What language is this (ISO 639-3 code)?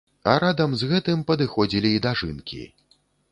bel